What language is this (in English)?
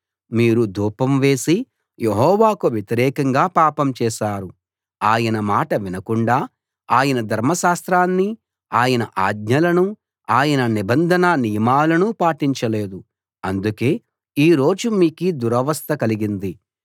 Telugu